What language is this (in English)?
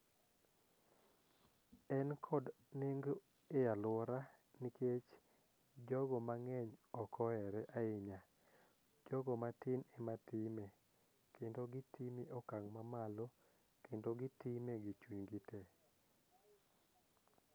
Luo (Kenya and Tanzania)